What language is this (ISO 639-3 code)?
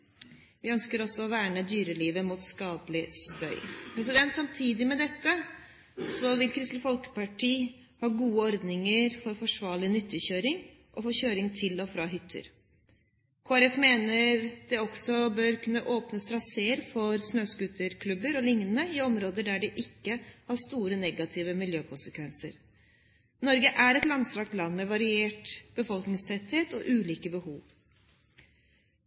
nob